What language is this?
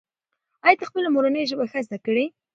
Pashto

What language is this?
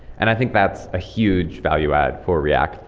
English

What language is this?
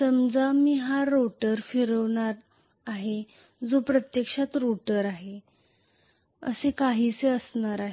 Marathi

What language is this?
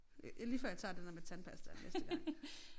Danish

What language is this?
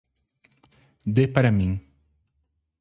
Portuguese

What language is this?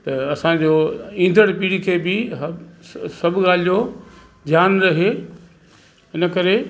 Sindhi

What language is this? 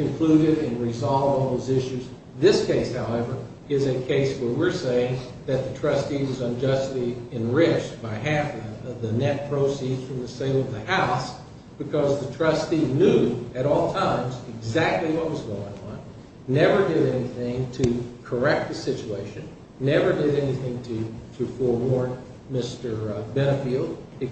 English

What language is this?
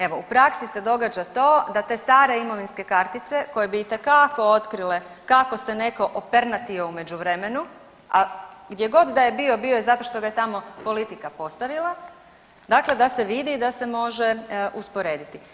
Croatian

